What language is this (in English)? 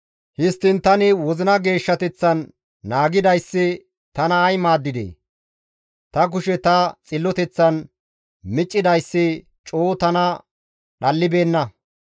Gamo